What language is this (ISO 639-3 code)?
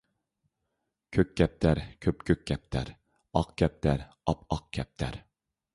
uig